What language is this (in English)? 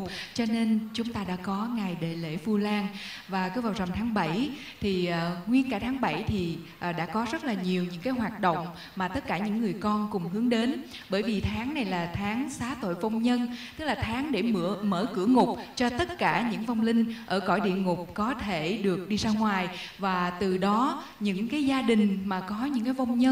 Vietnamese